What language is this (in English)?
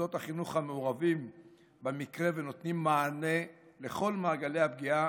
Hebrew